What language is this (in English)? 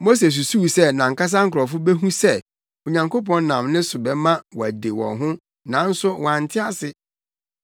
Akan